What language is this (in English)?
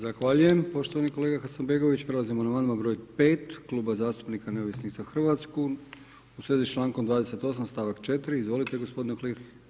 Croatian